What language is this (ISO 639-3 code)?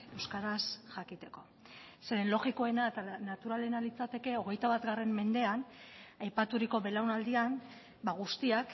eus